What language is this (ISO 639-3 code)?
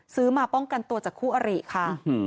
tha